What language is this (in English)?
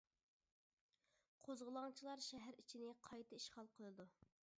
Uyghur